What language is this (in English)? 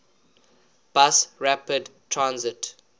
English